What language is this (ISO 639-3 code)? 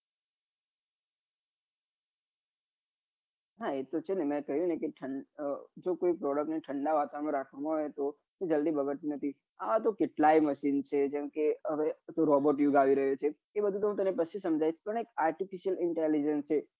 guj